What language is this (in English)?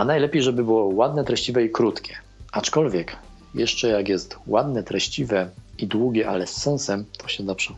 Polish